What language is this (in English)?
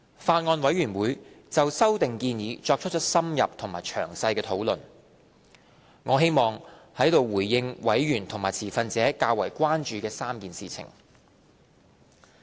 Cantonese